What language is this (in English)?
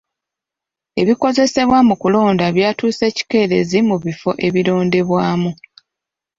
Ganda